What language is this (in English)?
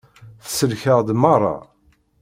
Kabyle